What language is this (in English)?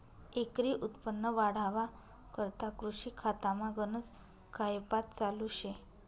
Marathi